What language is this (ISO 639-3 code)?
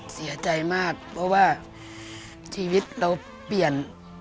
tha